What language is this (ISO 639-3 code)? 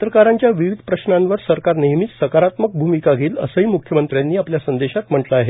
mar